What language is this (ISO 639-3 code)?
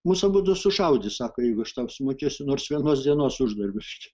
lit